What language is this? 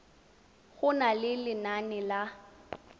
Tswana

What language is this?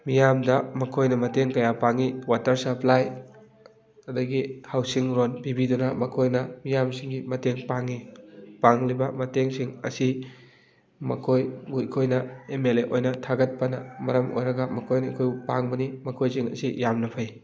Manipuri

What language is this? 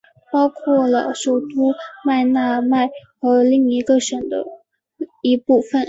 Chinese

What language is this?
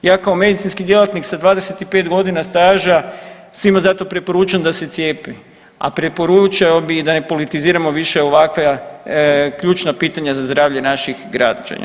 Croatian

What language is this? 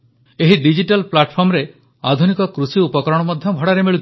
Odia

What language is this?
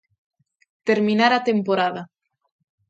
Galician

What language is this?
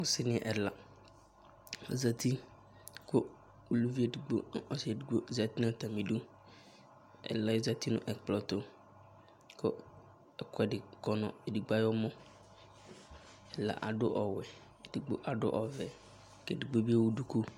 Ikposo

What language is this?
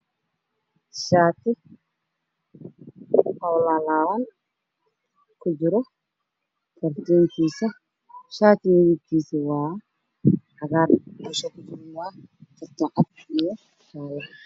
Somali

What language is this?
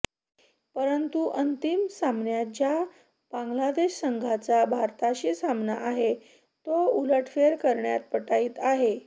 Marathi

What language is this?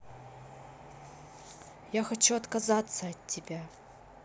Russian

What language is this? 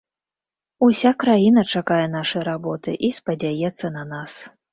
Belarusian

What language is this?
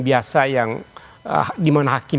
Indonesian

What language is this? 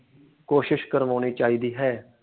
Punjabi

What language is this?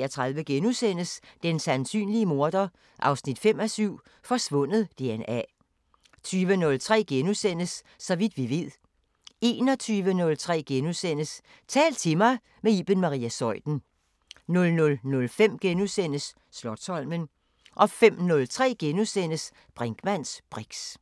Danish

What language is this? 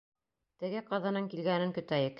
Bashkir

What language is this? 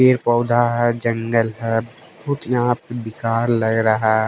Hindi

